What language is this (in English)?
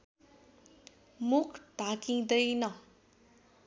Nepali